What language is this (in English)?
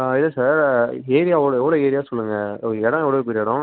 Tamil